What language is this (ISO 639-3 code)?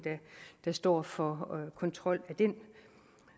dan